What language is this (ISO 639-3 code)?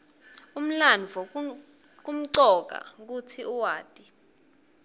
ssw